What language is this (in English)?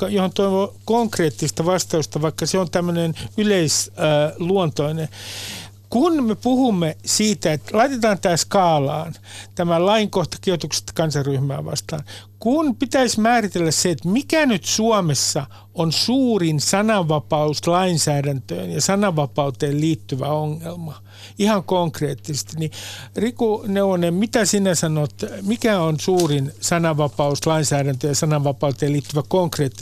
Finnish